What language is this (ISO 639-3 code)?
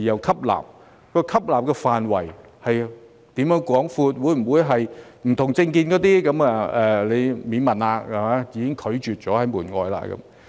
yue